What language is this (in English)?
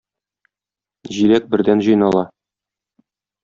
Tatar